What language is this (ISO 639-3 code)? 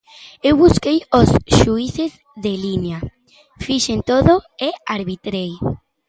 glg